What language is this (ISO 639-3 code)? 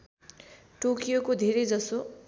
nep